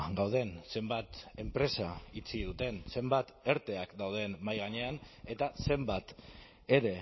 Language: Basque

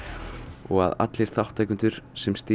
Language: Icelandic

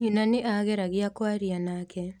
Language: Kikuyu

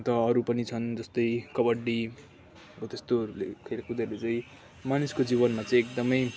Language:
Nepali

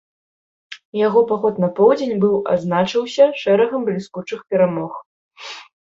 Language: Belarusian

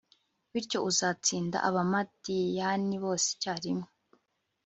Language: Kinyarwanda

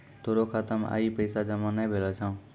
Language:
Maithili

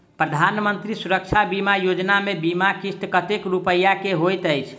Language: Maithili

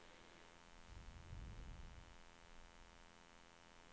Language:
Swedish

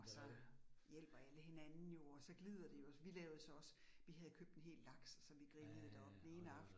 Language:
Danish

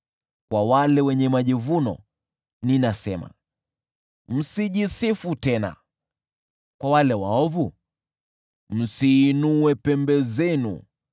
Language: Swahili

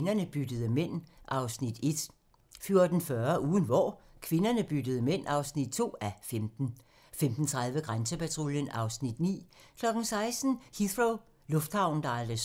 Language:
Danish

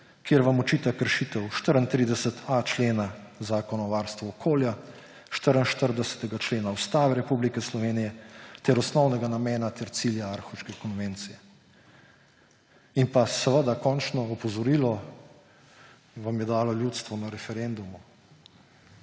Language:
Slovenian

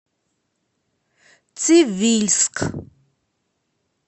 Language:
Russian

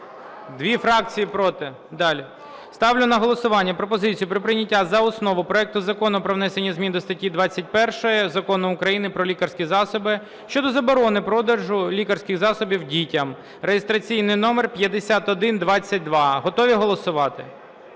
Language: Ukrainian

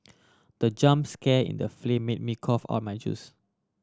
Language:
English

